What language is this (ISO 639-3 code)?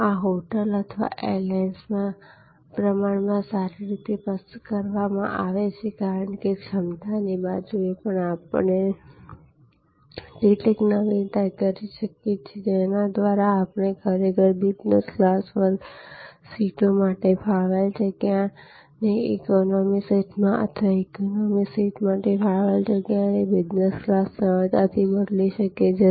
guj